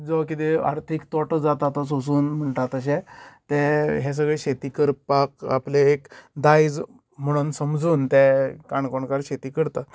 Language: Konkani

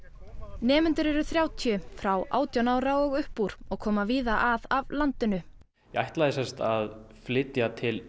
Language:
Icelandic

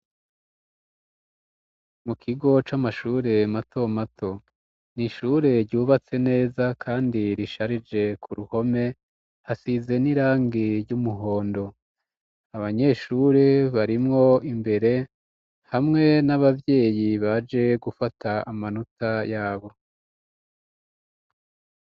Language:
Rundi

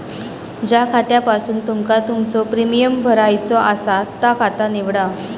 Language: Marathi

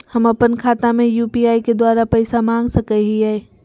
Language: Magahi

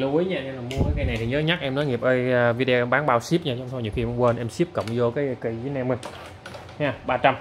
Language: Vietnamese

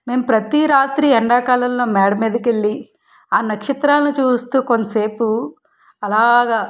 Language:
Telugu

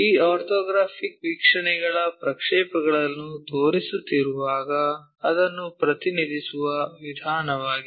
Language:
Kannada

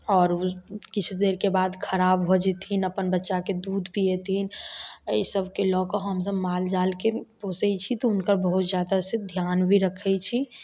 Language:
Maithili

